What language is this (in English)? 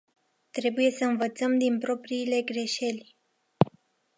Romanian